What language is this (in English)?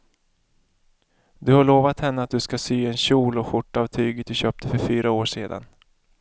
Swedish